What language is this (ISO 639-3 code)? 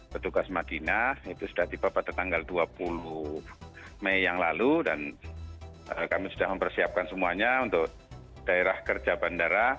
ind